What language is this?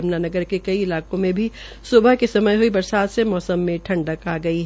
Hindi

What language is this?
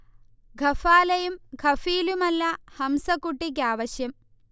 Malayalam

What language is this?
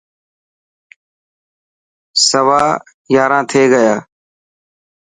Dhatki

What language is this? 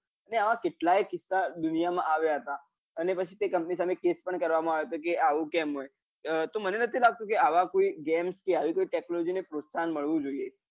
Gujarati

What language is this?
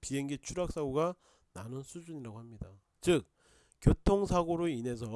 Korean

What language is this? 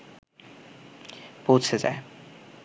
Bangla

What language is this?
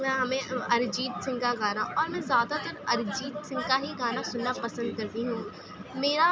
Urdu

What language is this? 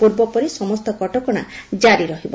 Odia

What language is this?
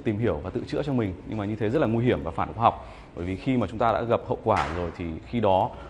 Vietnamese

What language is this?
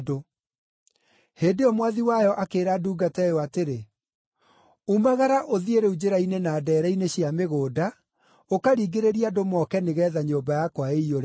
Kikuyu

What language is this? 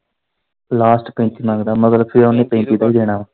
Punjabi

